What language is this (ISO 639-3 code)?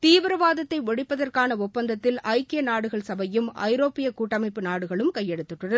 tam